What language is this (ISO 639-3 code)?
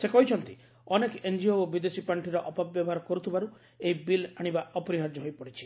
ori